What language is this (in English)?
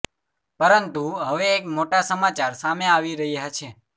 Gujarati